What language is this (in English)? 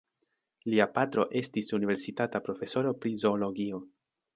Esperanto